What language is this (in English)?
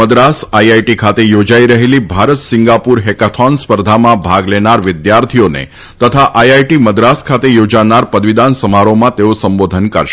Gujarati